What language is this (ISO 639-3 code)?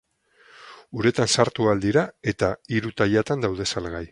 eus